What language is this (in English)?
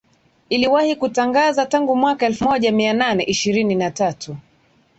Swahili